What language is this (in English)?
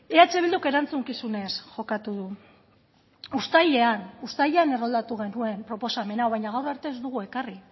Basque